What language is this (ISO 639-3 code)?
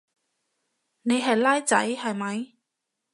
yue